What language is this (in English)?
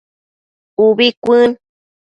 Matsés